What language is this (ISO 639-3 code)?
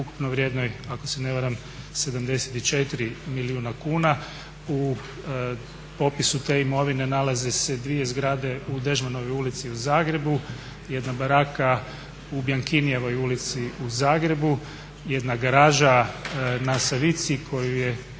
hrv